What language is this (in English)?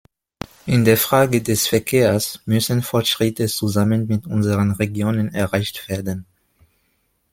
German